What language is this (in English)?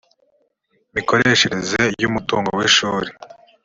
Kinyarwanda